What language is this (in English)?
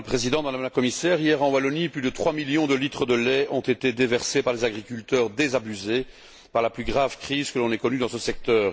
French